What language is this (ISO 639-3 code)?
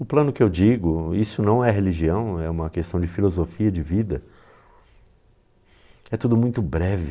por